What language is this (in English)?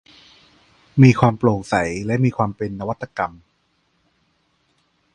Thai